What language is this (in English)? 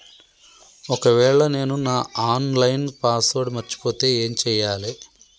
Telugu